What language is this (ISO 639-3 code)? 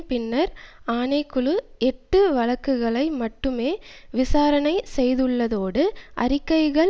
tam